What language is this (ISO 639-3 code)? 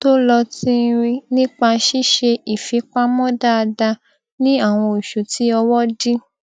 yor